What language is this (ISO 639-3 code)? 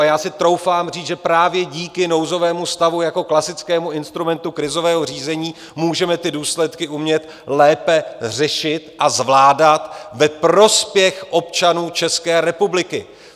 ces